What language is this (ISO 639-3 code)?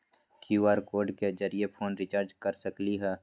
mag